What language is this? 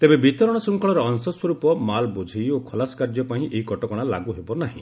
Odia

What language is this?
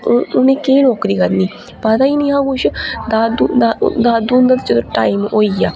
Dogri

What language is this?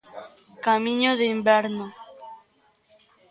Galician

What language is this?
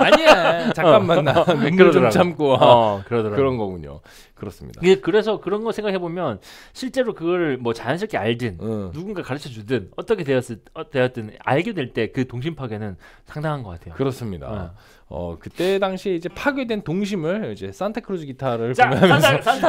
Korean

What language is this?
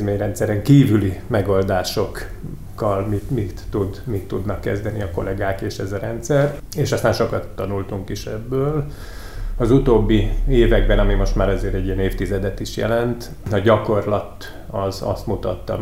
Hungarian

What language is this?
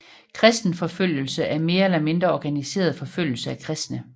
Danish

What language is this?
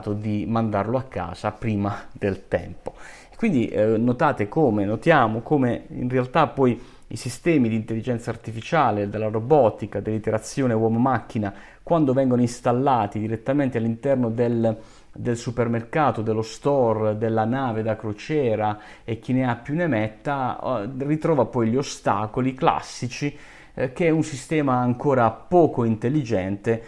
Italian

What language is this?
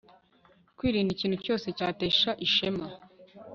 Kinyarwanda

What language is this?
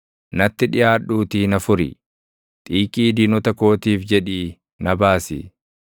Oromo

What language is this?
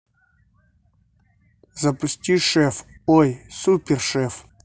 Russian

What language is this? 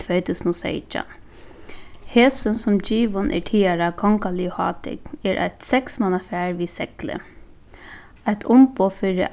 Faroese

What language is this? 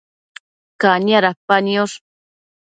Matsés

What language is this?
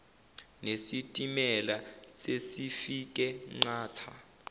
Zulu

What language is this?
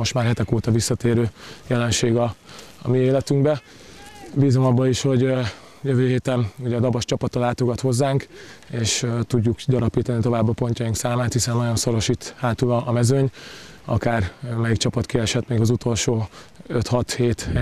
Hungarian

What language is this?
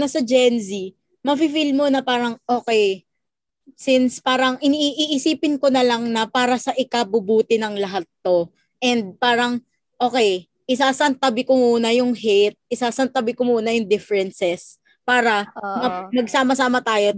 Filipino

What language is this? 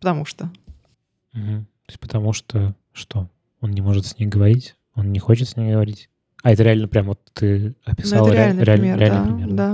Russian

